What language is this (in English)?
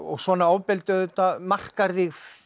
Icelandic